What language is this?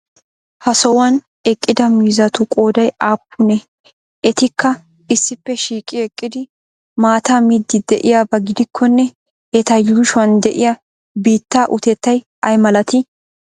Wolaytta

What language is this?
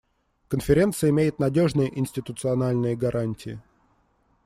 Russian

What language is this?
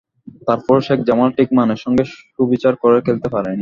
Bangla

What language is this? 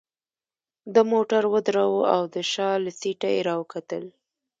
Pashto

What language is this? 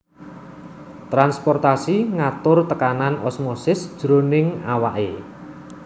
Javanese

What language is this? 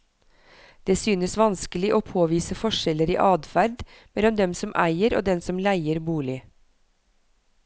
Norwegian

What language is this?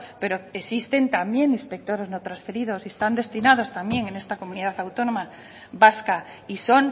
Spanish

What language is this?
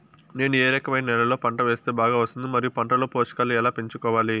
Telugu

